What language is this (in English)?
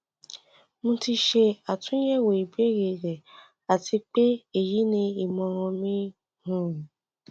Yoruba